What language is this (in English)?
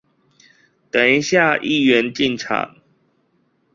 Chinese